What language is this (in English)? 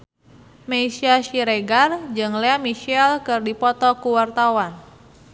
Sundanese